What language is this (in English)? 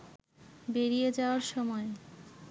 Bangla